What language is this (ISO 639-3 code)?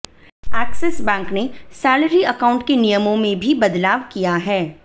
hin